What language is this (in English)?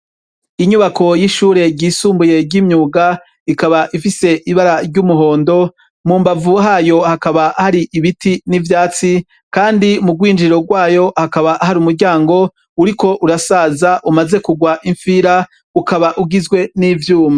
Rundi